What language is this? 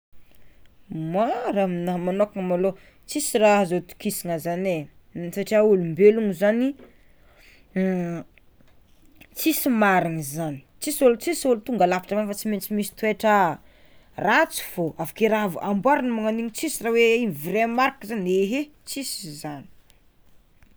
Tsimihety Malagasy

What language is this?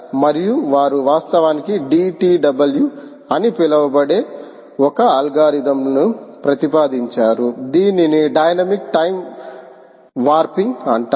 Telugu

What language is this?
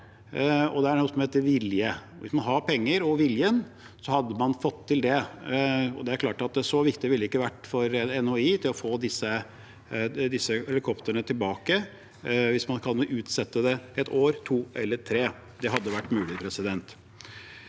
Norwegian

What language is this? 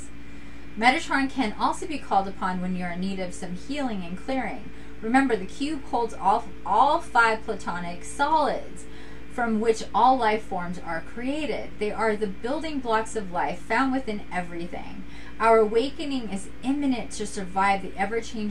English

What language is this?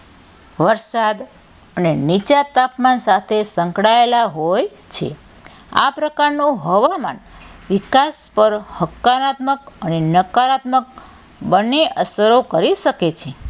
Gujarati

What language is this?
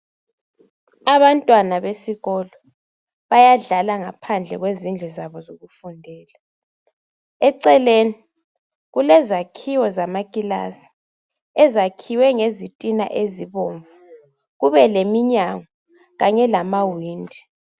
North Ndebele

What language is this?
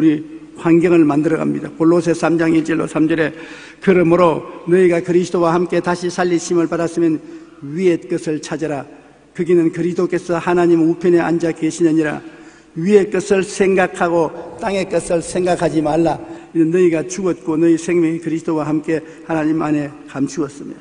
Korean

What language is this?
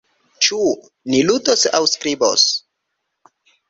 Esperanto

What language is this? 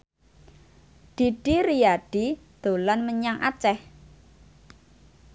Javanese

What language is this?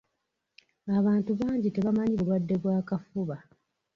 Ganda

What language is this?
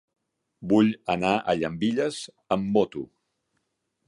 Catalan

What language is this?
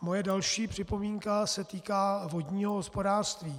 Czech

